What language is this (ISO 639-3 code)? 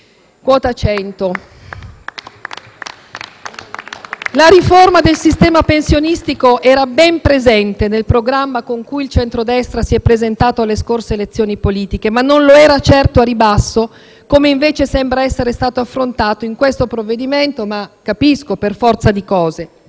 ita